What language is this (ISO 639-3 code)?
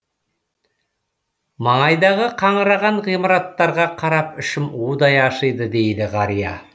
kaz